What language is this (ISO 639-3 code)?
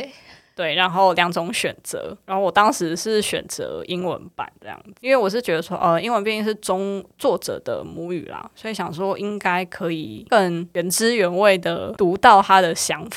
zho